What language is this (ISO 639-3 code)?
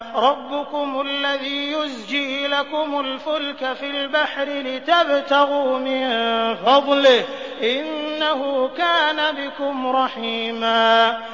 ara